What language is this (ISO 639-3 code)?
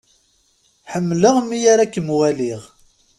kab